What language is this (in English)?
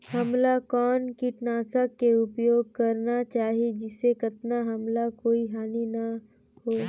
Chhattisgarhi